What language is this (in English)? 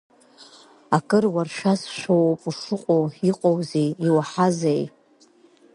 Abkhazian